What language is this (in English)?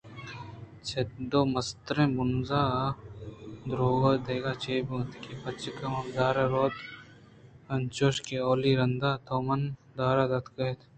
Eastern Balochi